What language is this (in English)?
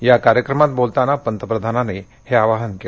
Marathi